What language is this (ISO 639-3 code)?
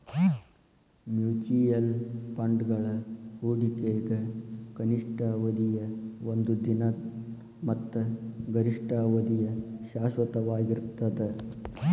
kan